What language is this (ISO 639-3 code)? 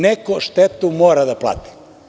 srp